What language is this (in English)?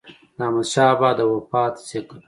Pashto